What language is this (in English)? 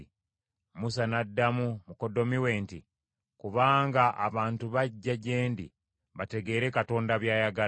Ganda